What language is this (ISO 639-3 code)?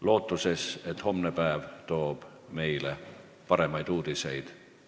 est